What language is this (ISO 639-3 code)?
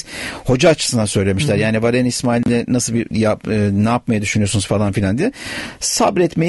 tur